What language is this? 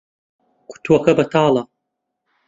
Central Kurdish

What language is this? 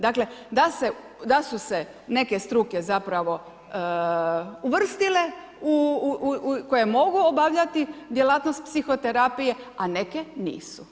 Croatian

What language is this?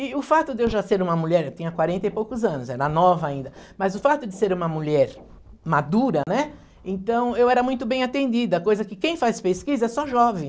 Portuguese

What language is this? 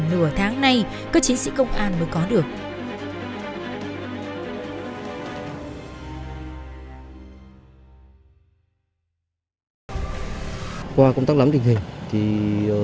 Vietnamese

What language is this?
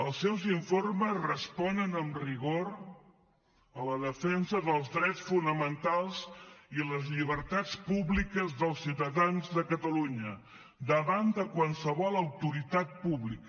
Catalan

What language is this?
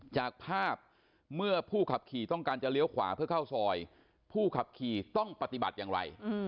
Thai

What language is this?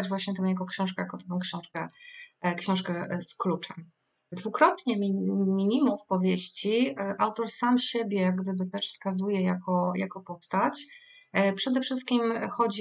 Polish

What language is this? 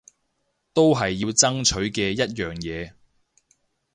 Cantonese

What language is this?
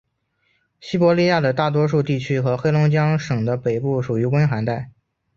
Chinese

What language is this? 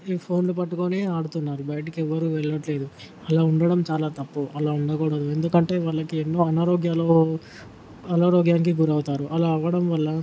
Telugu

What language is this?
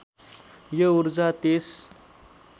Nepali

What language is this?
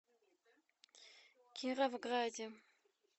Russian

